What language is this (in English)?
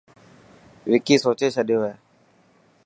Dhatki